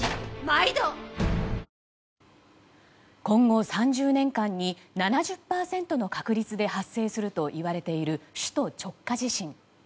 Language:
Japanese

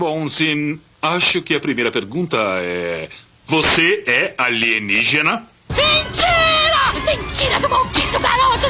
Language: Portuguese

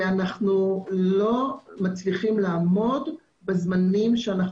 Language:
Hebrew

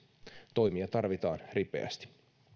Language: Finnish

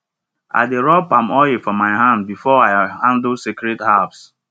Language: Nigerian Pidgin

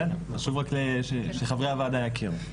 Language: Hebrew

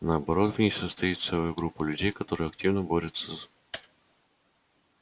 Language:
Russian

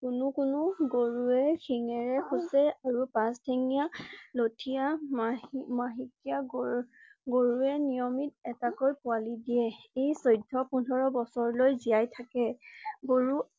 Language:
Assamese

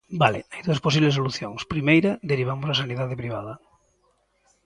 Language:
Galician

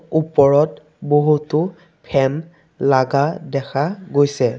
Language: Assamese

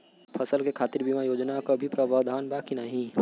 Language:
Bhojpuri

